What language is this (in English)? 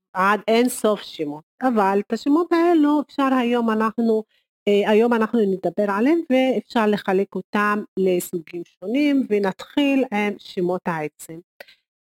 Hebrew